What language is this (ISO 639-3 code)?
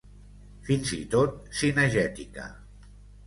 cat